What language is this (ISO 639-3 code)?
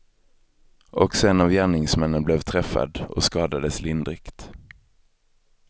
swe